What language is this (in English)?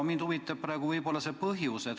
Estonian